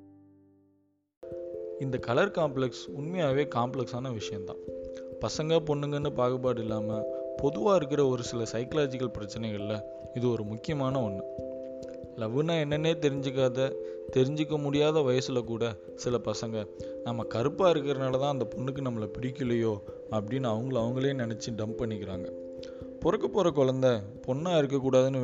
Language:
Tamil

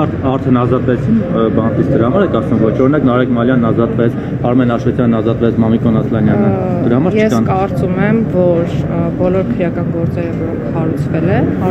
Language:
Romanian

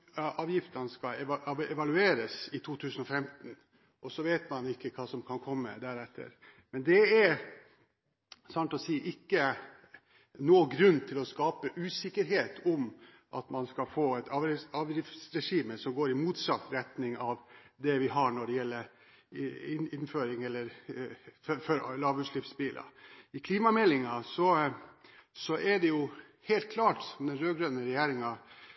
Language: Norwegian Bokmål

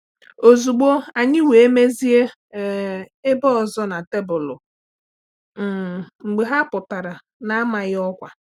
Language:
Igbo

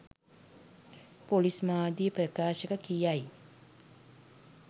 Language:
Sinhala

